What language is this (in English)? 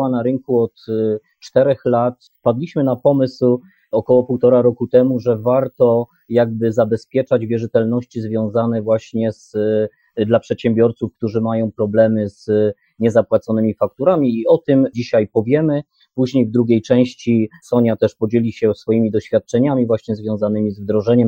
Polish